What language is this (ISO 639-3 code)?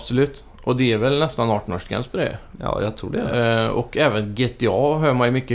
swe